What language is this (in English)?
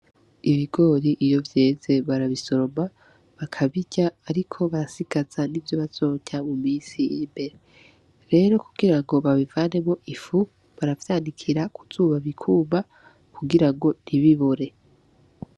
Rundi